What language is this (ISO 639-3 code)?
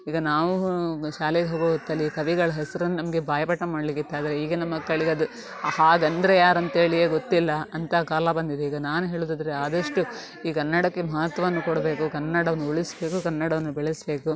kan